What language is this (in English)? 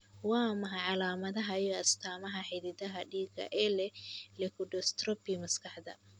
Somali